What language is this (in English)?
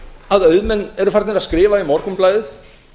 Icelandic